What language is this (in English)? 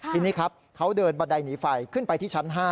Thai